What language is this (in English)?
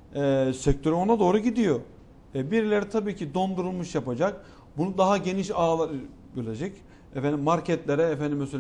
Turkish